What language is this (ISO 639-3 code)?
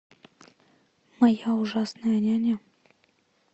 rus